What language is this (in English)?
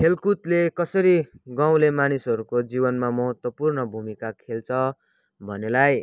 Nepali